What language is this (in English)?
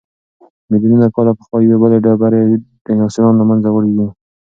Pashto